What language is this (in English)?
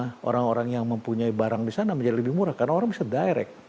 Indonesian